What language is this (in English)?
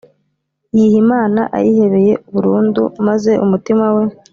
Kinyarwanda